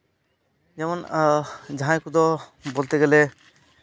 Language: Santali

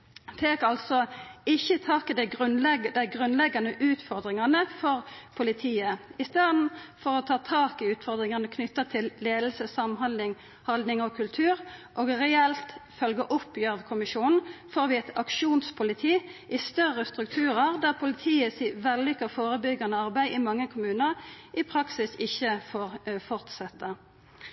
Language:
Norwegian Nynorsk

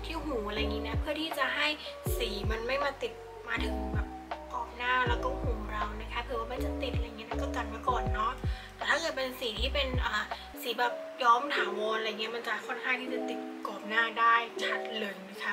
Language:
Thai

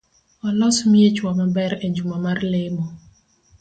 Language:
Luo (Kenya and Tanzania)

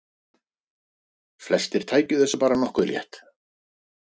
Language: Icelandic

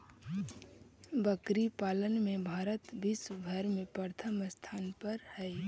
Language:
Magahi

